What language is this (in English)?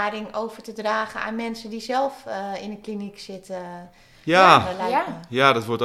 Dutch